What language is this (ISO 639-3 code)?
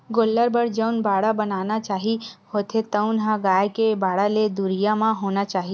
hne